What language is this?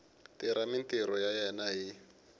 Tsonga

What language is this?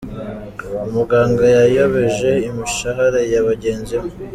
Kinyarwanda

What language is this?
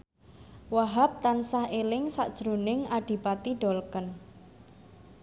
Javanese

